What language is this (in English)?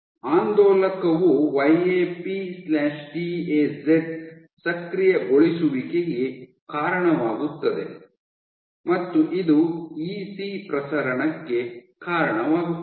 Kannada